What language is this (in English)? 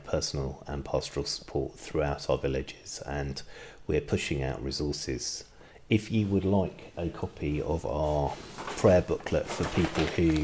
English